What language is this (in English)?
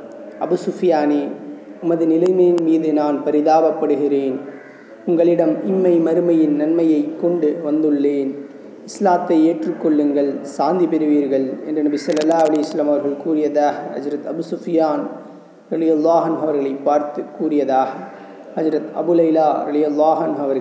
Tamil